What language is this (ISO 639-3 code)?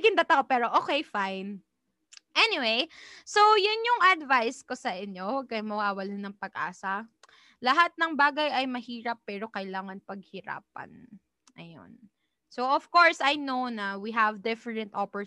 fil